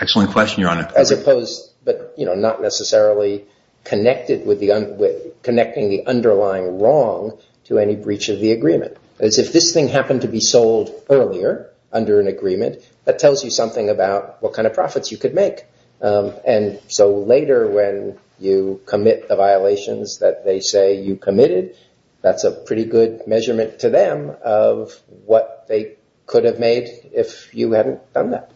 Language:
English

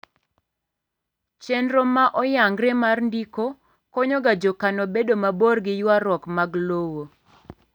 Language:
Luo (Kenya and Tanzania)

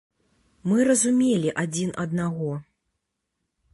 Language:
Belarusian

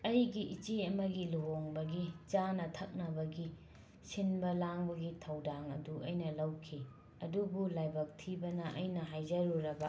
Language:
Manipuri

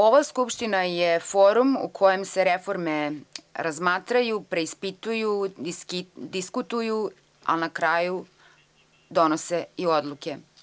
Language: Serbian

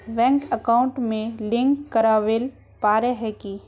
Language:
Magahi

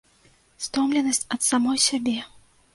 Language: Belarusian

